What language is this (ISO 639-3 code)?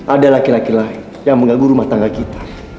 ind